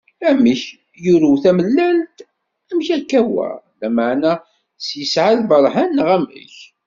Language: Kabyle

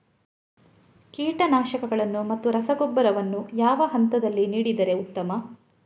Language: Kannada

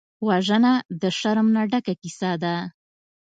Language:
Pashto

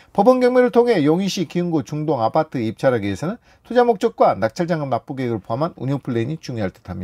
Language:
Korean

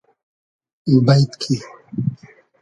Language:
Hazaragi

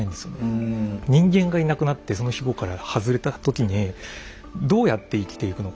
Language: Japanese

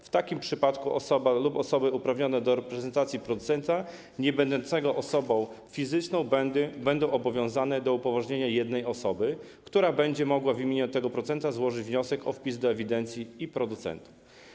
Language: Polish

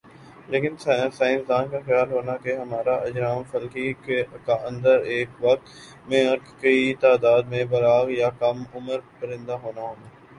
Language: Urdu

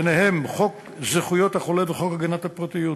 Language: Hebrew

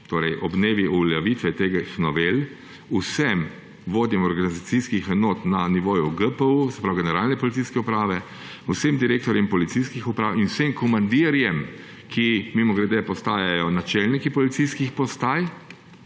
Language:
Slovenian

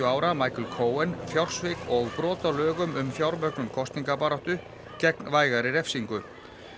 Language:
Icelandic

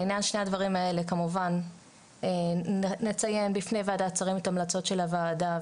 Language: Hebrew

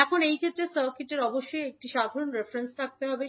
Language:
Bangla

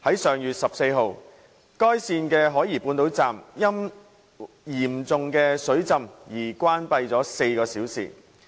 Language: Cantonese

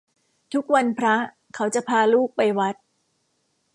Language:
Thai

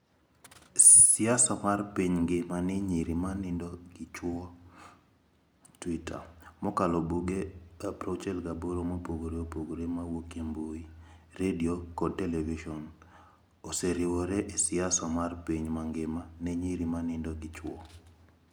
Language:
Luo (Kenya and Tanzania)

